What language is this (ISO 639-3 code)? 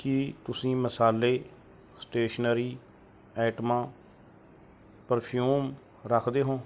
pan